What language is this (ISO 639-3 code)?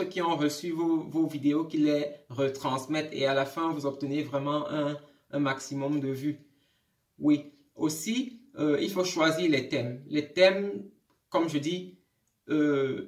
fra